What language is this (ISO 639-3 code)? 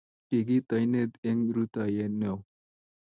kln